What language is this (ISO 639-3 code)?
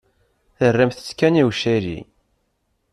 kab